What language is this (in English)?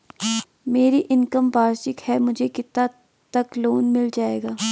Hindi